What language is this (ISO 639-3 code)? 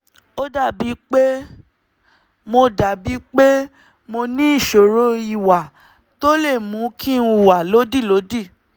yor